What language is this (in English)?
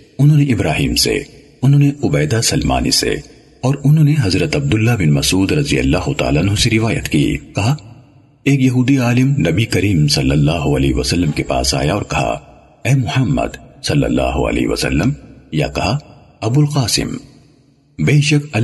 Urdu